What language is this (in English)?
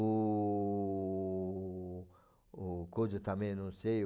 Portuguese